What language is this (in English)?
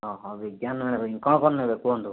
Odia